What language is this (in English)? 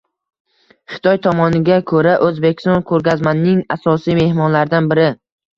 Uzbek